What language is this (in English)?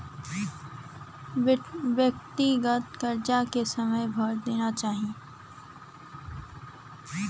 Bhojpuri